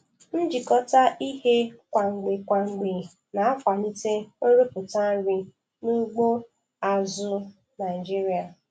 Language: Igbo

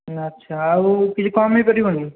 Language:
Odia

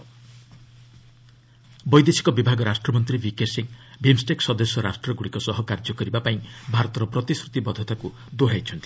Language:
Odia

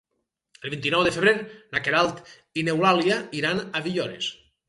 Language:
Catalan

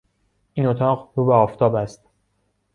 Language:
Persian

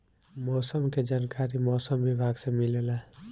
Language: Bhojpuri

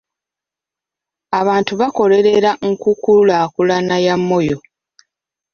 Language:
Ganda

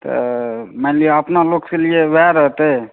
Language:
Maithili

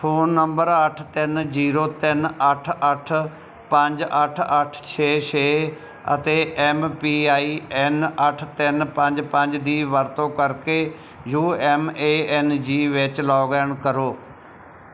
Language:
Punjabi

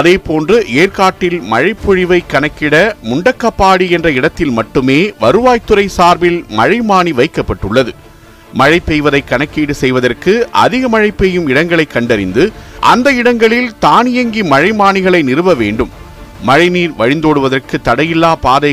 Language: Tamil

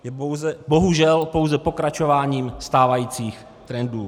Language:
Czech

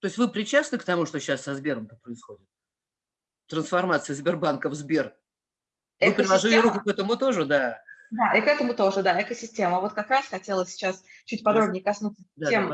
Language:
Russian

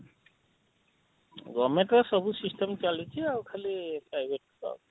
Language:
Odia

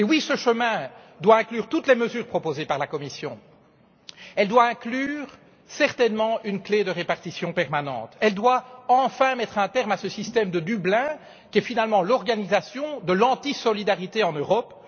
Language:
French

